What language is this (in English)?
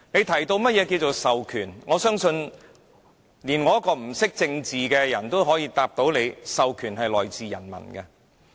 Cantonese